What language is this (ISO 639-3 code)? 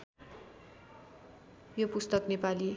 nep